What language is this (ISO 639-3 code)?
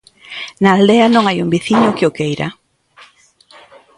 glg